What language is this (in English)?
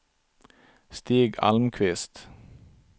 Swedish